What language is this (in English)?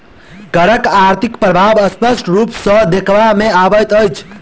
Maithili